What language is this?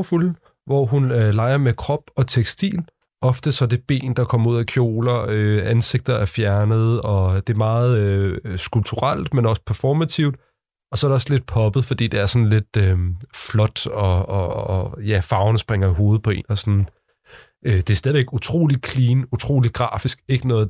Danish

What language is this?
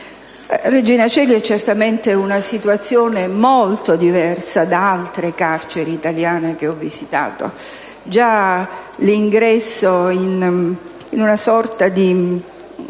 Italian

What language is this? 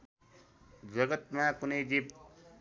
Nepali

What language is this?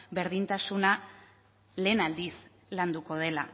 Basque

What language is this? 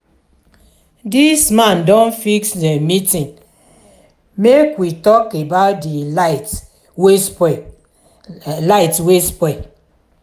Nigerian Pidgin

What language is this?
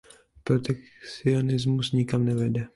Czech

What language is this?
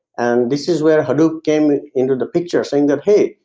English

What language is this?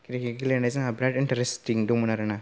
Bodo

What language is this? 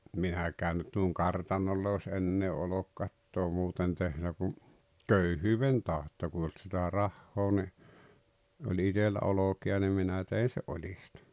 Finnish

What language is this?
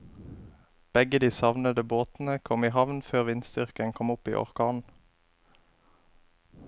Norwegian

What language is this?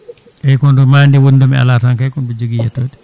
Fula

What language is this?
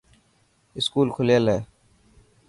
Dhatki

